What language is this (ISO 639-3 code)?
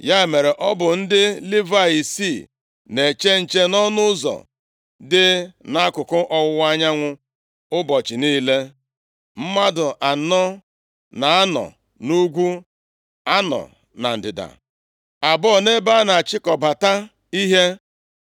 ibo